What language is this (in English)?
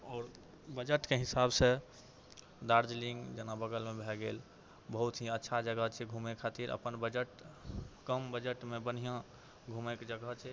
Maithili